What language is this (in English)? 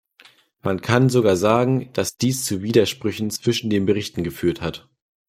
German